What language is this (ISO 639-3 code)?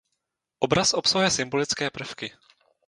ces